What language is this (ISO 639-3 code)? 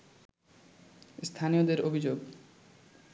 ben